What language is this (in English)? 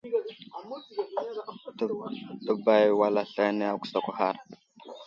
Wuzlam